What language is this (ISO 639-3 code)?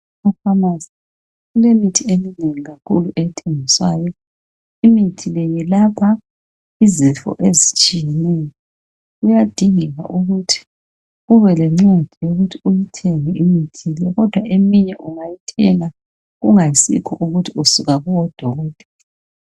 nde